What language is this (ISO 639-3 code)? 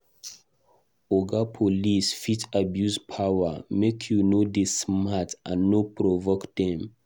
pcm